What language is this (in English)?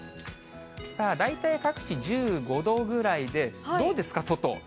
Japanese